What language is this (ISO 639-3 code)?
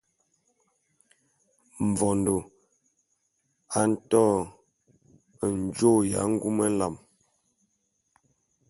bum